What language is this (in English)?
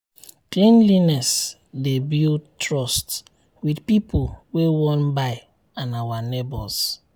Nigerian Pidgin